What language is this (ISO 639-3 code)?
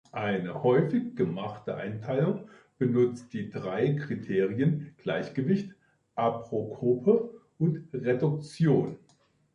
deu